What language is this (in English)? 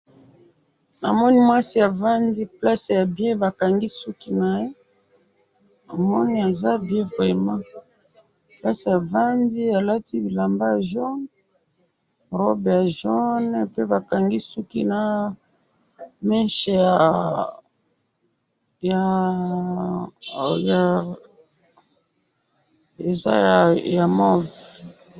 Lingala